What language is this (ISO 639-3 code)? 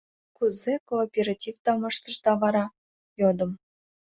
chm